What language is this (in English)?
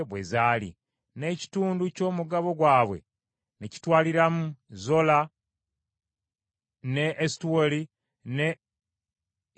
Ganda